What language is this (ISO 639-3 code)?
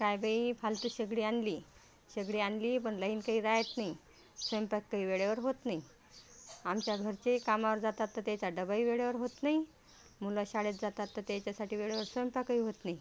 mar